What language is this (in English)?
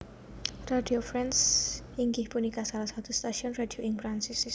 Javanese